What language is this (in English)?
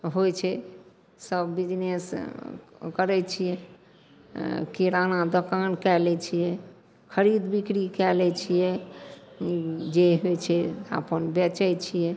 Maithili